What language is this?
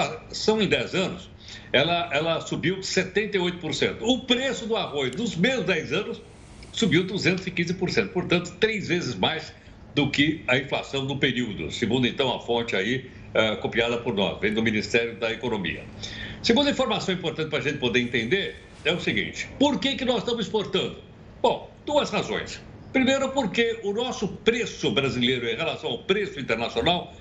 Portuguese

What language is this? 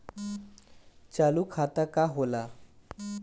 Bhojpuri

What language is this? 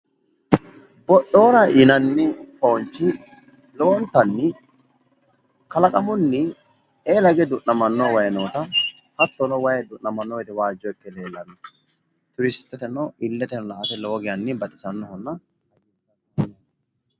Sidamo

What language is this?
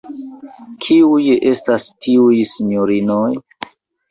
Esperanto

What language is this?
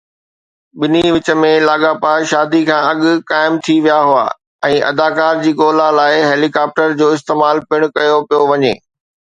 Sindhi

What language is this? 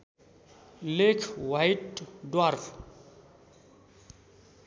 Nepali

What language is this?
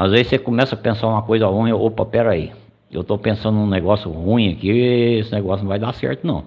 Portuguese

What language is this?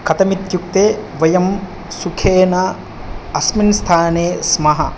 Sanskrit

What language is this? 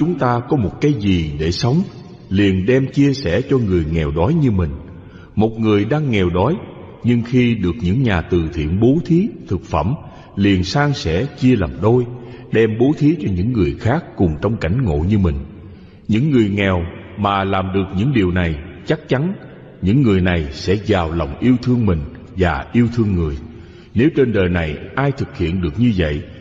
Vietnamese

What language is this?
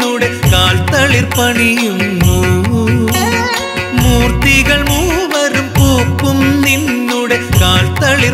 Indonesian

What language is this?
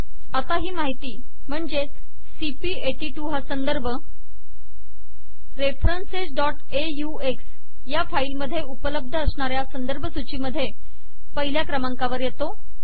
Marathi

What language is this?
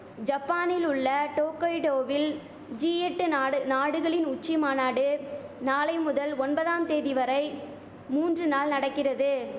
Tamil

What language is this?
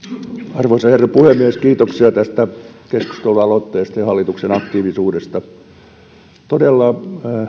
Finnish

